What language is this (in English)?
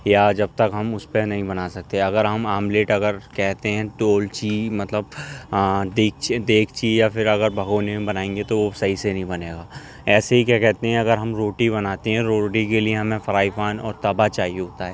Urdu